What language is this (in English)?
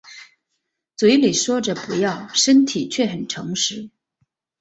Chinese